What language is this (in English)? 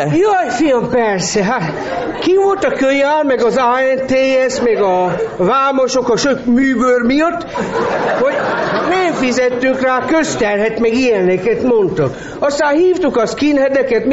Hungarian